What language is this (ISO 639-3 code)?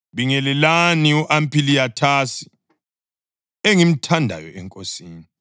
nde